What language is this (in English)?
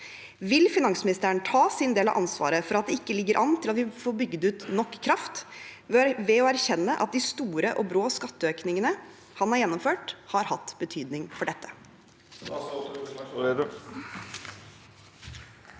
Norwegian